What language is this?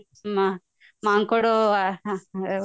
Odia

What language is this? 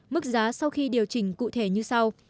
Vietnamese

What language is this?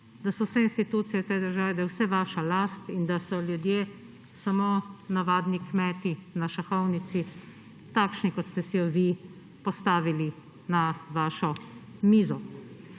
Slovenian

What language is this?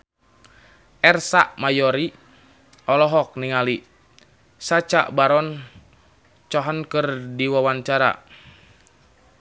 Sundanese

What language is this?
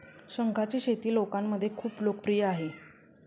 Marathi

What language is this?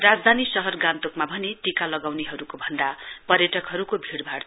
Nepali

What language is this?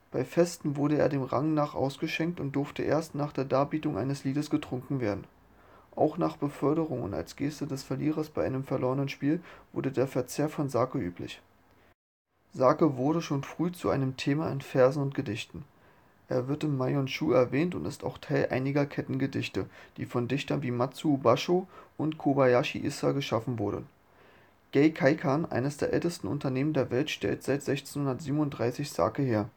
German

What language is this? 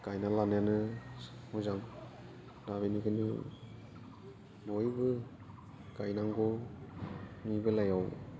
Bodo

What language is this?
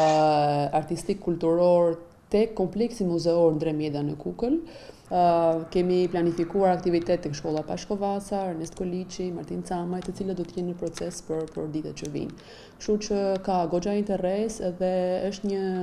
Romanian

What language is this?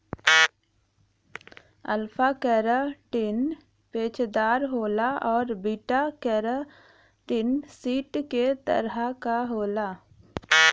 Bhojpuri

